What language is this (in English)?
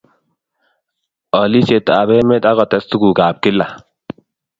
Kalenjin